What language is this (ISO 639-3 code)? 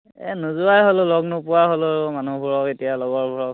asm